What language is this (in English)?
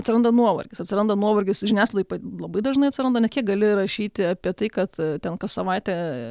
Lithuanian